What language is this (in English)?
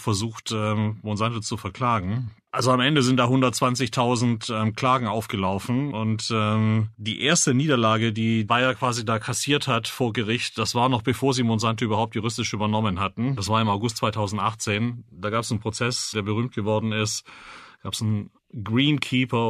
German